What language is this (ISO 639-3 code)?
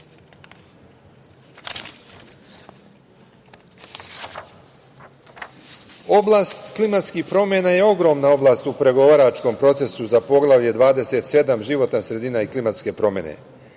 srp